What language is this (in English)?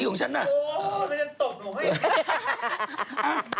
Thai